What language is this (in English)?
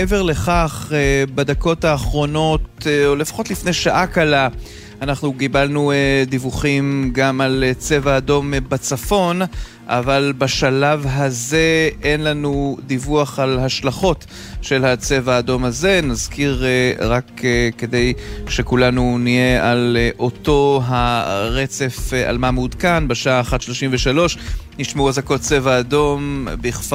Hebrew